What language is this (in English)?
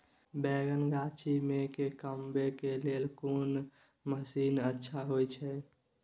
Maithili